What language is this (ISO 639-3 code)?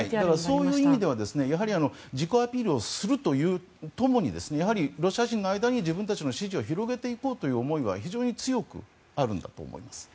jpn